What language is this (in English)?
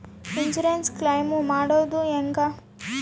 Kannada